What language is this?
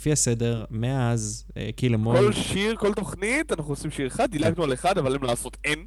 Hebrew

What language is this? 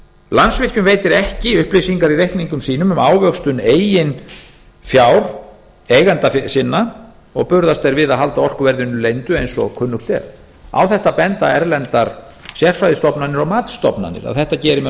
Icelandic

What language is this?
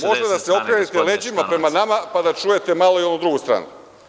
Serbian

